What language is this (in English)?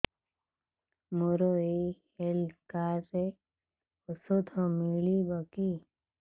Odia